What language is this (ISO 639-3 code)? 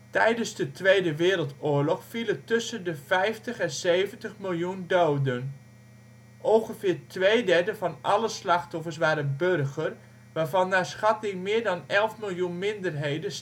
nld